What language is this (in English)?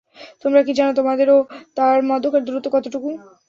Bangla